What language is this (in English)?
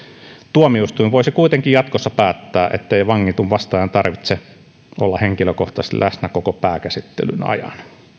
Finnish